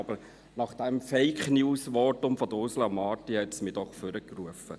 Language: Swiss German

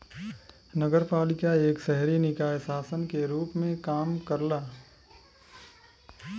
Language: Bhojpuri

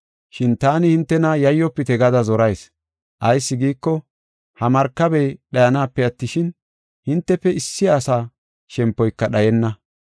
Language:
Gofa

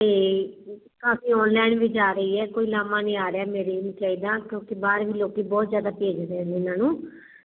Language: Punjabi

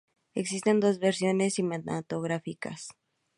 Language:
Spanish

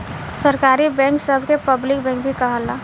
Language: Bhojpuri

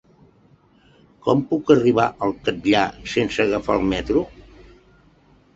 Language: Catalan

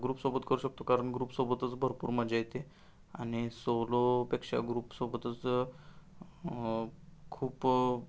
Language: Marathi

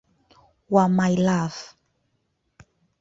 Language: Swahili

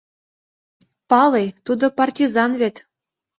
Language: Mari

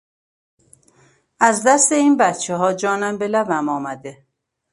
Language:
Persian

